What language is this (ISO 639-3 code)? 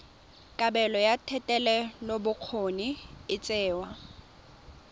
tsn